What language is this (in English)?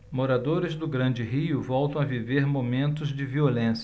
Portuguese